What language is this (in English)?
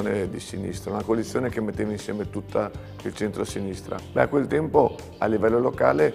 Italian